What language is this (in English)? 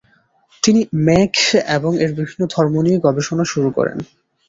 Bangla